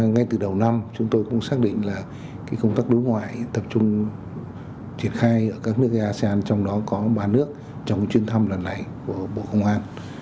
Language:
Vietnamese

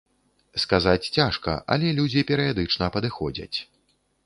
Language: Belarusian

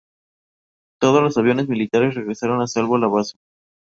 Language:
Spanish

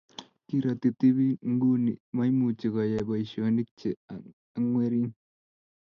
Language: Kalenjin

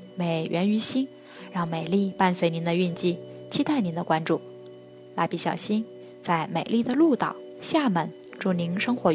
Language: Chinese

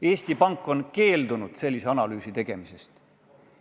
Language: Estonian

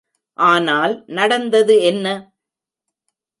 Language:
Tamil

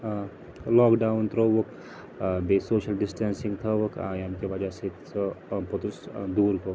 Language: Kashmiri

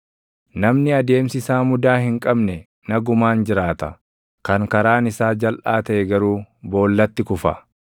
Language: Oromo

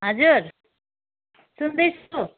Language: Nepali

